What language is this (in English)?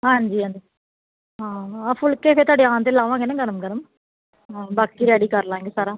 Punjabi